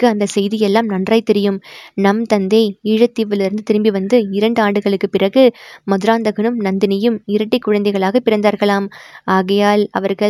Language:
Tamil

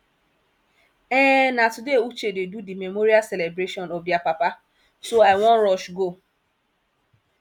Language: Nigerian Pidgin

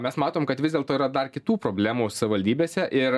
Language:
Lithuanian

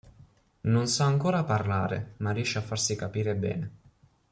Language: Italian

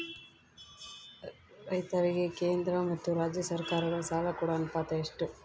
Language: Kannada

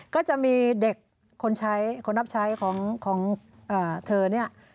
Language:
Thai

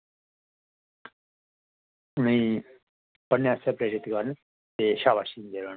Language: Dogri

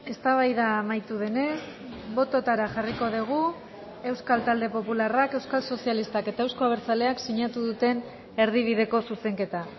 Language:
Basque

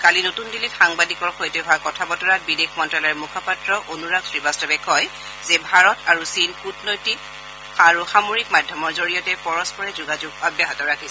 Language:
Assamese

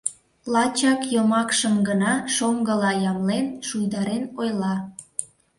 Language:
Mari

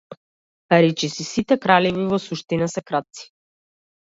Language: Macedonian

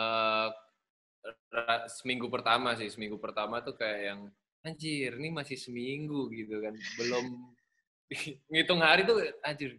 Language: Indonesian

